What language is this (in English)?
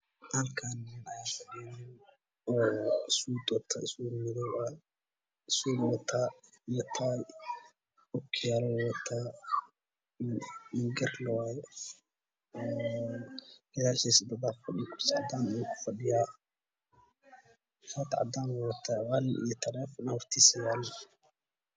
Somali